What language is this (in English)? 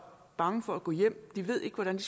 Danish